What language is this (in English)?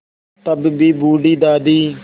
Hindi